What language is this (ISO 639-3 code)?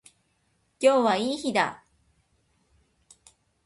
jpn